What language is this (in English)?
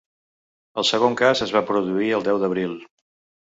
Catalan